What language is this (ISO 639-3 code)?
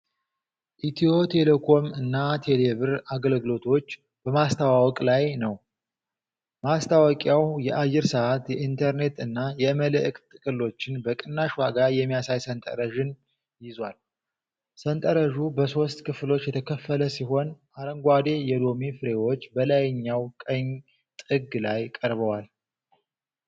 amh